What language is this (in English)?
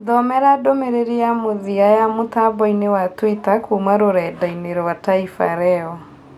Kikuyu